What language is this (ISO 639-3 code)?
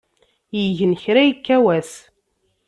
kab